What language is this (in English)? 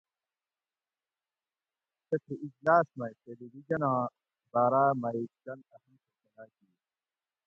Gawri